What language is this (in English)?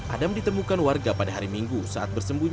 Indonesian